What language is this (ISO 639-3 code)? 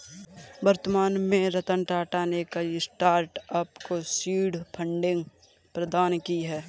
hin